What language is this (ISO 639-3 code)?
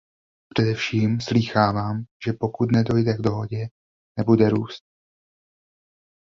ces